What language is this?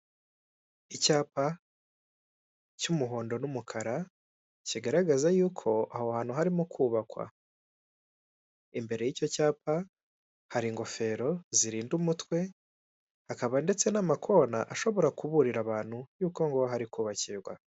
Kinyarwanda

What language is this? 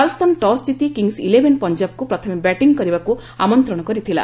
Odia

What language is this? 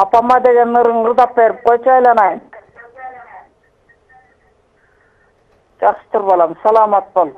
Turkish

